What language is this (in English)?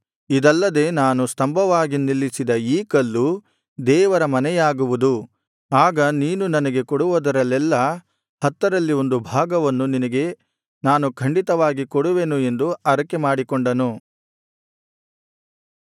Kannada